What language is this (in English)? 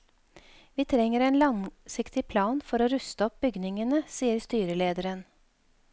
Norwegian